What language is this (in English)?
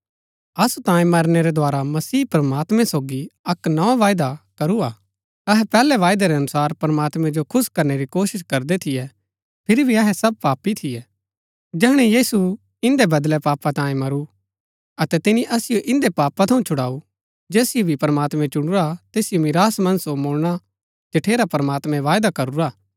Gaddi